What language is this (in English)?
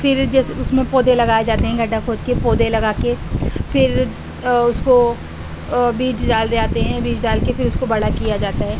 Urdu